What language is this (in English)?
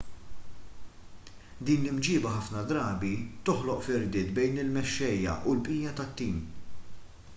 Maltese